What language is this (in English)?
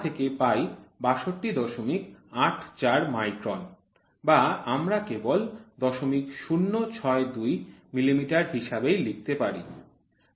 Bangla